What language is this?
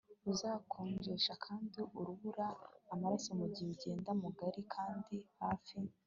Kinyarwanda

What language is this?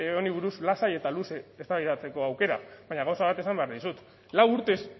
Basque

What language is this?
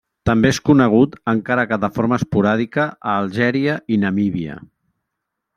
Catalan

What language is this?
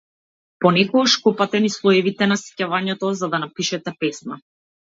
Macedonian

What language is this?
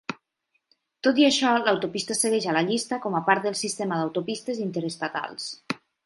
Catalan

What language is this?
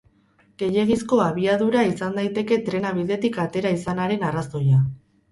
Basque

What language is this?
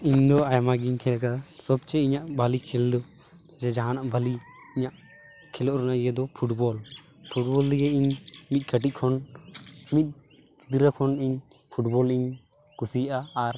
Santali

